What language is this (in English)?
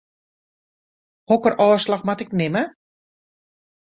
Western Frisian